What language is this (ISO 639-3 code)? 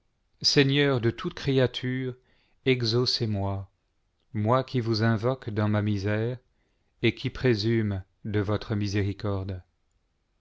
fra